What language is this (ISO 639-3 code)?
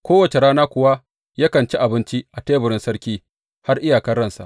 hau